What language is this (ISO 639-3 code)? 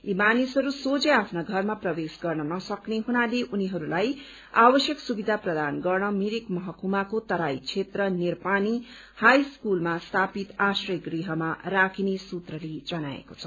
nep